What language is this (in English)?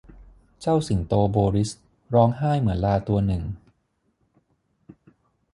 Thai